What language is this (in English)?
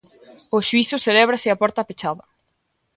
Galician